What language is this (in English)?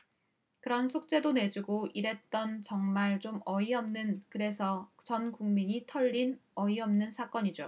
Korean